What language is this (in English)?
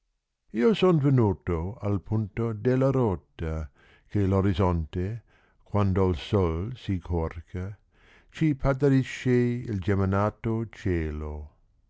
Italian